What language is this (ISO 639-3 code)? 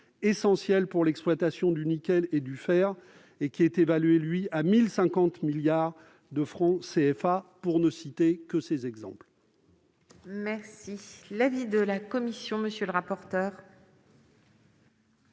fra